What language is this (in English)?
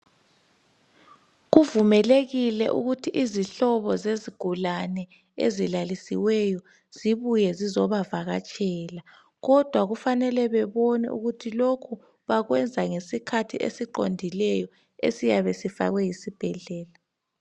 North Ndebele